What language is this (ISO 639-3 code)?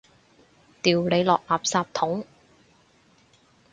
yue